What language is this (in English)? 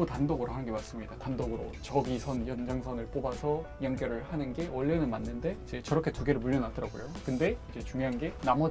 Korean